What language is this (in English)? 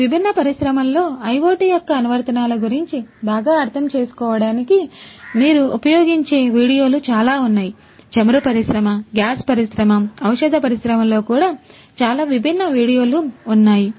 Telugu